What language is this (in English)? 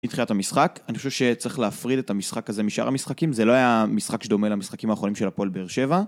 Hebrew